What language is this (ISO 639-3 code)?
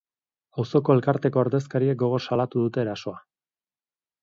eus